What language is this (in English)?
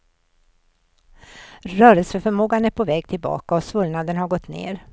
Swedish